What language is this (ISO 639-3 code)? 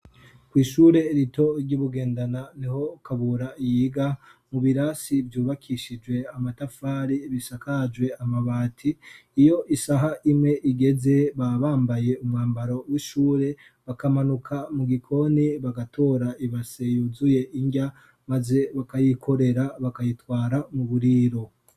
run